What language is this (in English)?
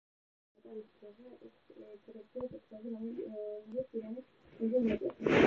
Georgian